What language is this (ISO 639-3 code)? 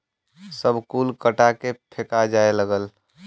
bho